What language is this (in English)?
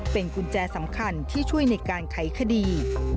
Thai